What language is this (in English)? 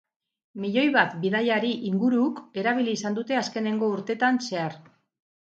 Basque